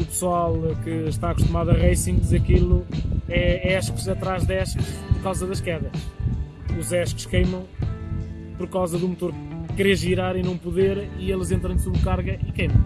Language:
Portuguese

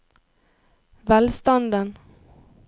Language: Norwegian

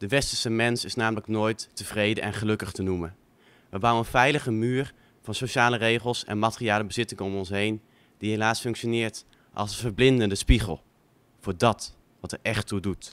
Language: Dutch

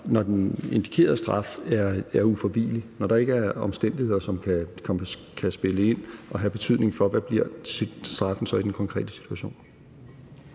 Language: Danish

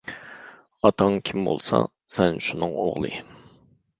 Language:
Uyghur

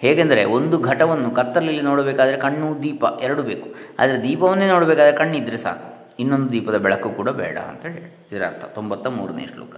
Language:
Kannada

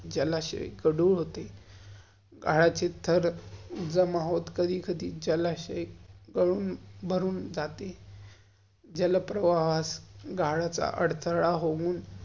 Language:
Marathi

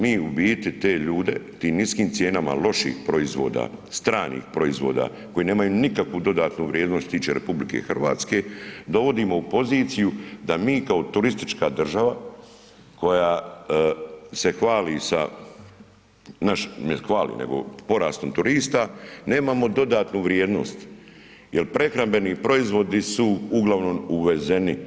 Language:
Croatian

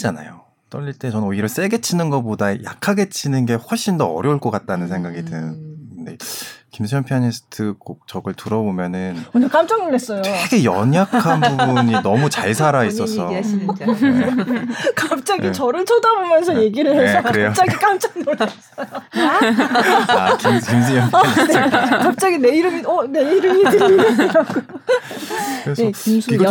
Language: Korean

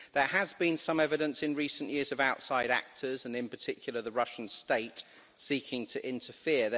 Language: English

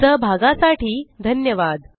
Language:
Marathi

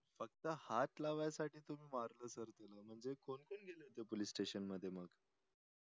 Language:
Marathi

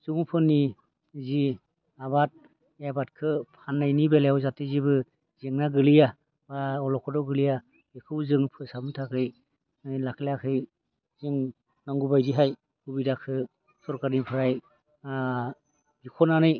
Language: Bodo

